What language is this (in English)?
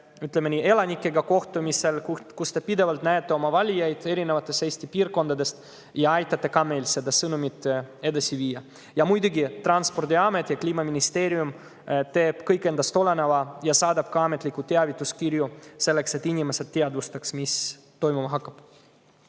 Estonian